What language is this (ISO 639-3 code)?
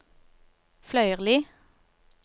nor